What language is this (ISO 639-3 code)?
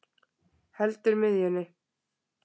isl